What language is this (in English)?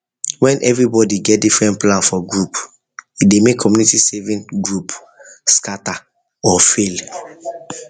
Nigerian Pidgin